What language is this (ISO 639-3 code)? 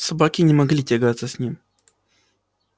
rus